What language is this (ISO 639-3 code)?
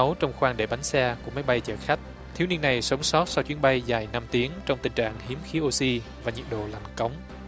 vie